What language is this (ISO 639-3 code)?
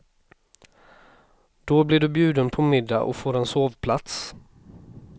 swe